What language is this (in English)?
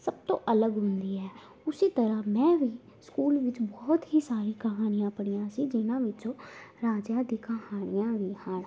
Punjabi